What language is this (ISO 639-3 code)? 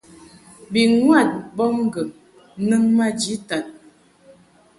mhk